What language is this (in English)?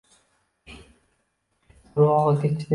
Uzbek